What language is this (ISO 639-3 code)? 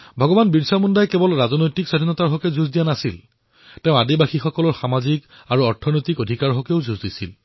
asm